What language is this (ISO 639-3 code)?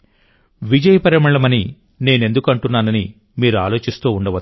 tel